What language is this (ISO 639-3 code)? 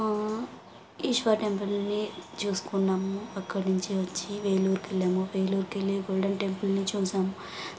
tel